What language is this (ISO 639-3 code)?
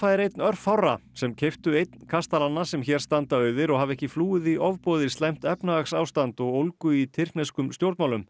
isl